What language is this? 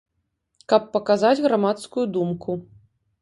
Belarusian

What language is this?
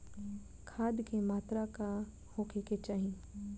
Bhojpuri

